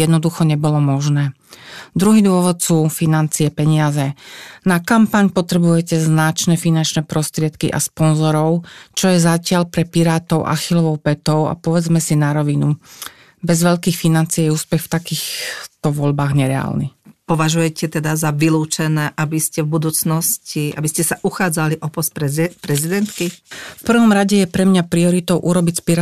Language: Slovak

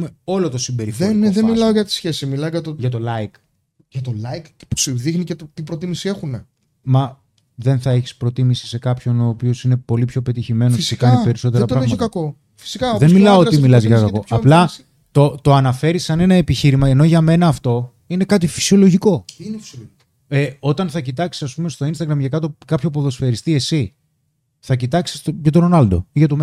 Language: Greek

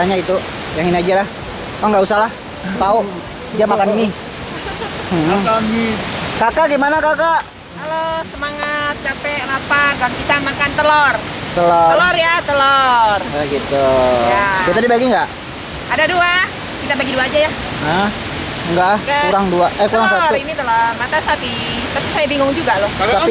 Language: Indonesian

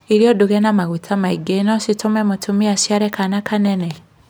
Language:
Kikuyu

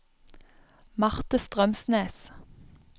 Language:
Norwegian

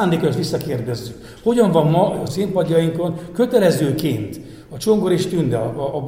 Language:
Hungarian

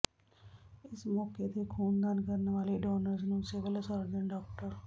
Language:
Punjabi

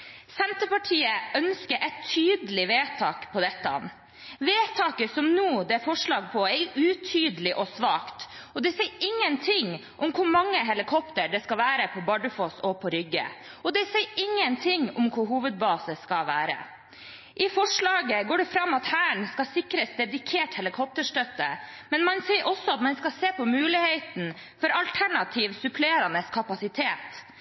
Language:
Norwegian Bokmål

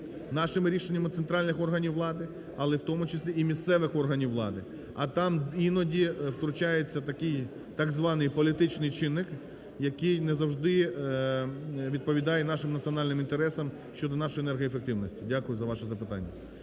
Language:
Ukrainian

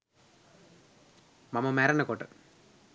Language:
Sinhala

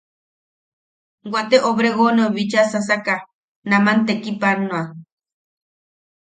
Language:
Yaqui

